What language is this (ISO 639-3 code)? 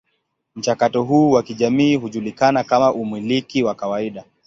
swa